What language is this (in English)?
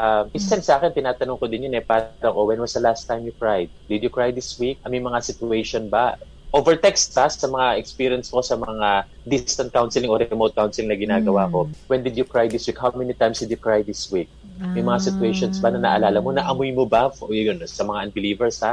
Filipino